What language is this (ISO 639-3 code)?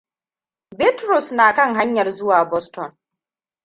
hau